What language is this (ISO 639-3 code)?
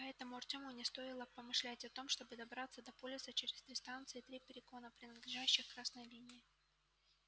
rus